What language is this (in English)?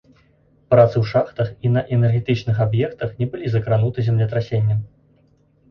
Belarusian